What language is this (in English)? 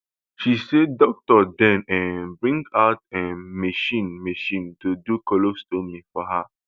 Nigerian Pidgin